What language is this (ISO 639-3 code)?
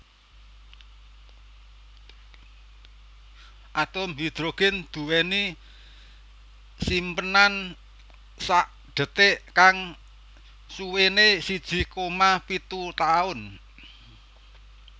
jav